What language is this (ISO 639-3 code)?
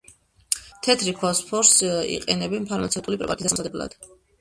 kat